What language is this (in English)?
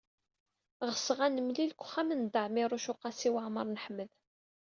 Kabyle